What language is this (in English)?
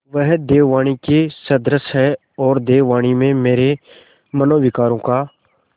Hindi